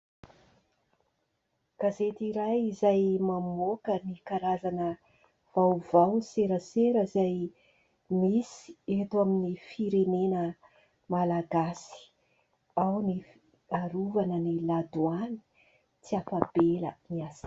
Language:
Malagasy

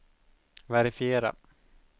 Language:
Swedish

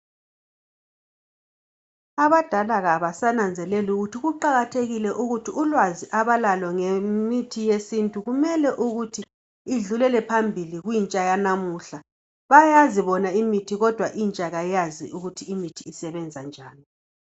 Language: North Ndebele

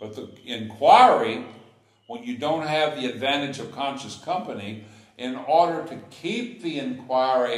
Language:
English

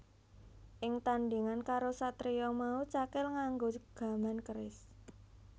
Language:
Javanese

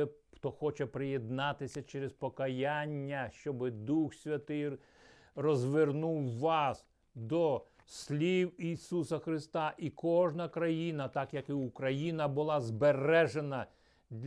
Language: Ukrainian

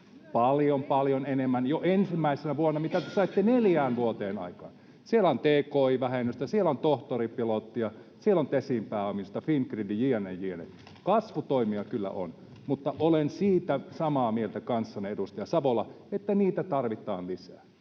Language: Finnish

